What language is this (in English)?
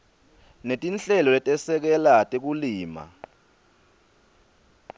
Swati